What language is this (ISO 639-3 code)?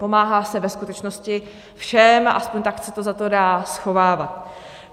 ces